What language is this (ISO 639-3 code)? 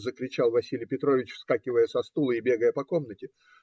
rus